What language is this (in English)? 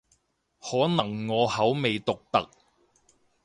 Cantonese